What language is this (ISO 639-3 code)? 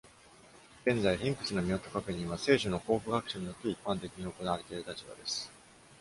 jpn